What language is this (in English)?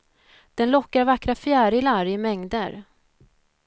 Swedish